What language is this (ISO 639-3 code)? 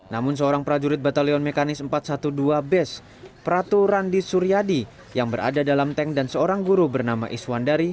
ind